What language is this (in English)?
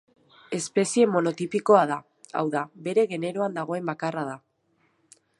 Basque